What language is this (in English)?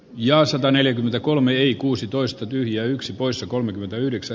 Finnish